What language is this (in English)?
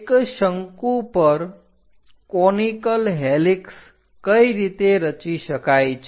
Gujarati